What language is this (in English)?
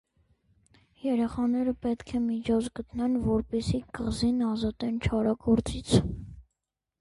Armenian